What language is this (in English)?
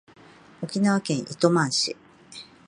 Japanese